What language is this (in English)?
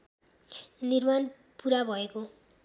Nepali